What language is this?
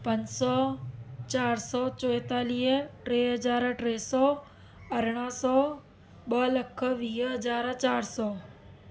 Sindhi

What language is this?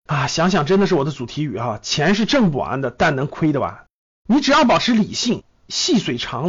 Chinese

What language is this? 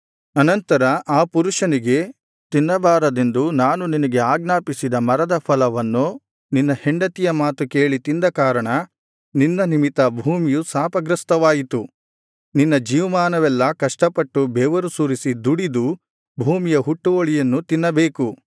Kannada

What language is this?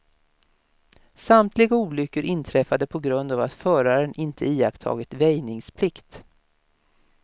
Swedish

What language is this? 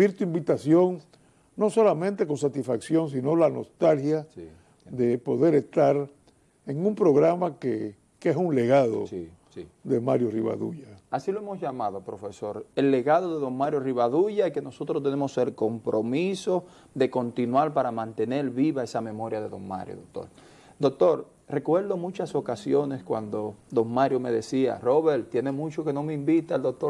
Spanish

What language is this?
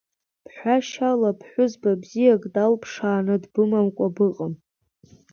Abkhazian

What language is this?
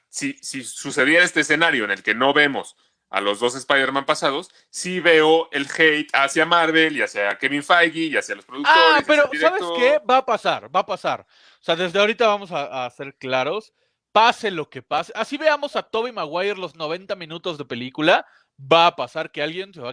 Spanish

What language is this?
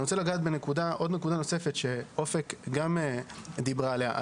Hebrew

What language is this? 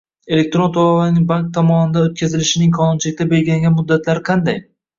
Uzbek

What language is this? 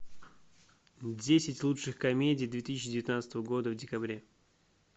Russian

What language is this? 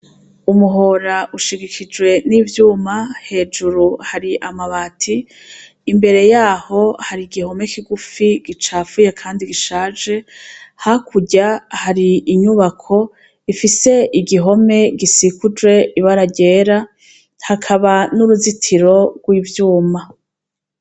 Rundi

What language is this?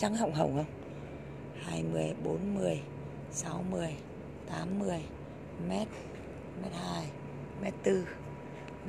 Vietnamese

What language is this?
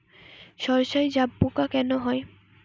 Bangla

